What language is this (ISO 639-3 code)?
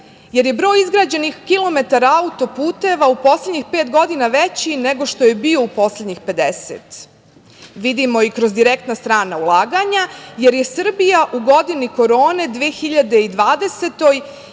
srp